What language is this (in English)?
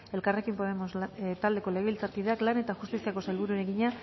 Basque